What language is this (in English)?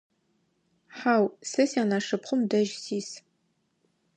Adyghe